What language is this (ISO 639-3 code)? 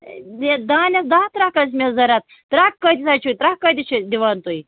kas